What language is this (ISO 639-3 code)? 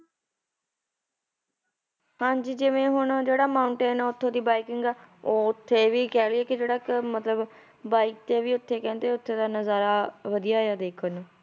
pan